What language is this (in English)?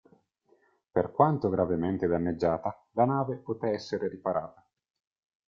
Italian